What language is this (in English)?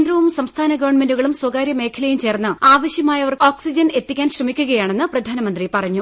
Malayalam